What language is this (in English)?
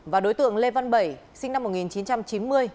Vietnamese